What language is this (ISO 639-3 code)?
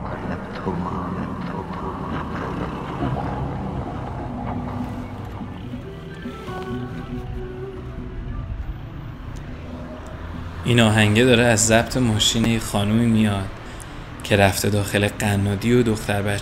fas